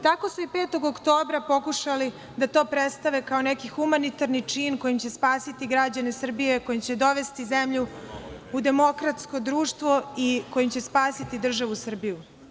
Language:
Serbian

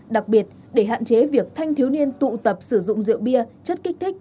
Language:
Vietnamese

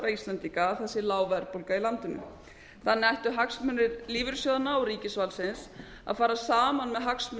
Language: Icelandic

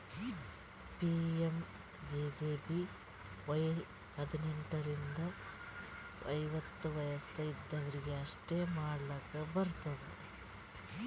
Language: Kannada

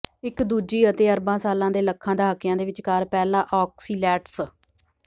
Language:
Punjabi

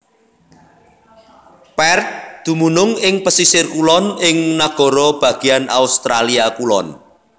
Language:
Javanese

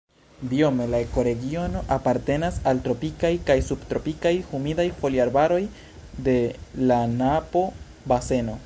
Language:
Esperanto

